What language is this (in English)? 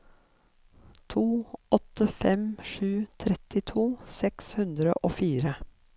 Norwegian